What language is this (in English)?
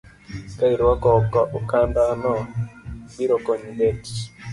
Luo (Kenya and Tanzania)